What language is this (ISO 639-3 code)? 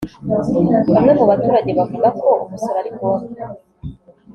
kin